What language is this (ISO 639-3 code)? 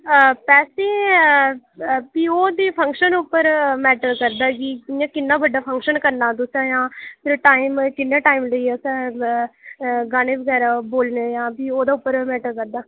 doi